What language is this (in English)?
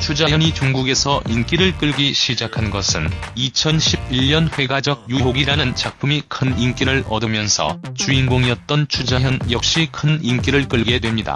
Korean